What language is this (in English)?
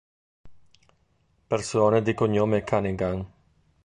Italian